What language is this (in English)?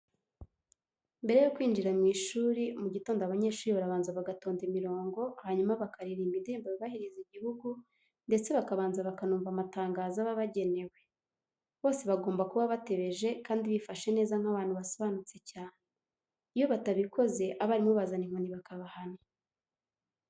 Kinyarwanda